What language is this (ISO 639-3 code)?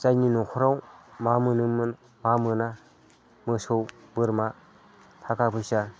brx